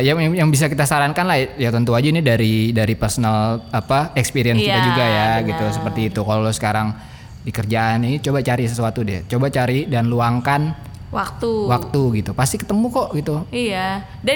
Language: Indonesian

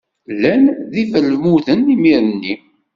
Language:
Kabyle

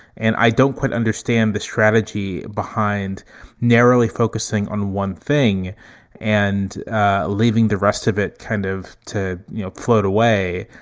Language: English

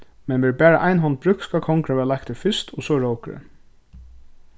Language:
Faroese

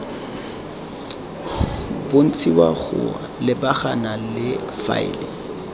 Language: Tswana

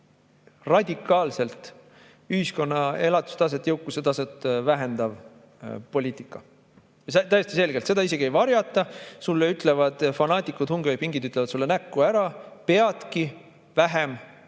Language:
Estonian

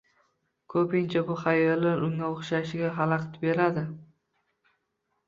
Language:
Uzbek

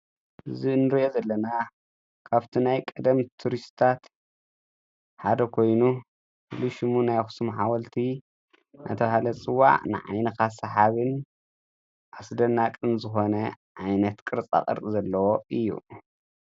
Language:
Tigrinya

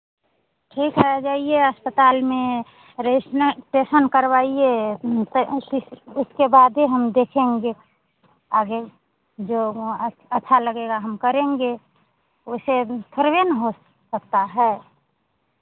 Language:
Hindi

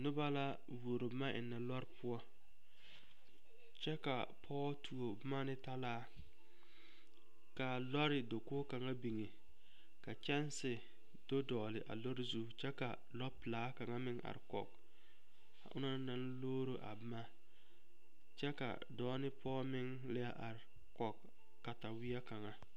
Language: Southern Dagaare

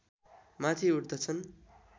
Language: Nepali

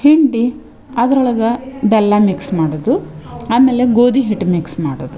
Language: Kannada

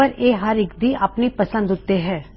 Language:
Punjabi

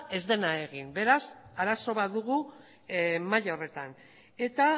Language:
Basque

